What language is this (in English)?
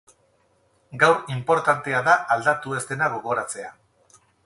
Basque